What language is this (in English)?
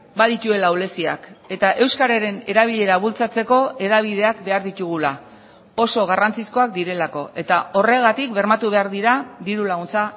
Basque